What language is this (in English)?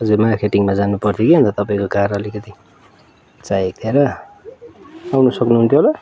Nepali